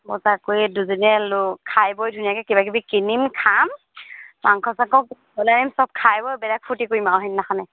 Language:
Assamese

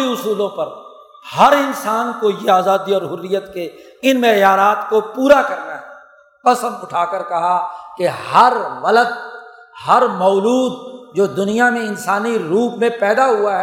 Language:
Urdu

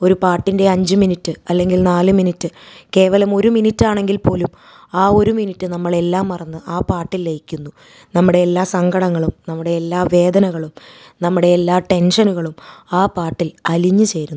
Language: Malayalam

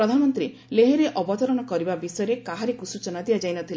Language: Odia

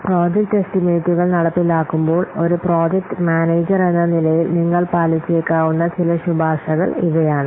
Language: Malayalam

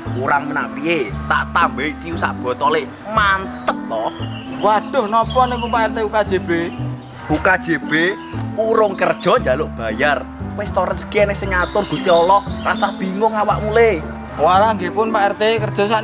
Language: Indonesian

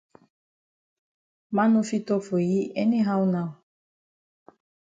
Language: Cameroon Pidgin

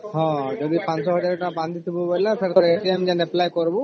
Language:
Odia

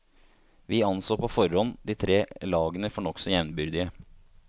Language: Norwegian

